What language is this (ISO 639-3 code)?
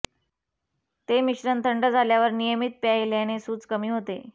mar